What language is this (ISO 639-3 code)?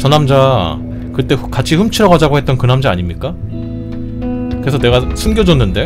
kor